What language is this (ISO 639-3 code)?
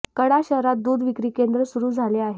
mar